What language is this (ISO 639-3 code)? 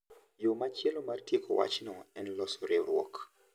luo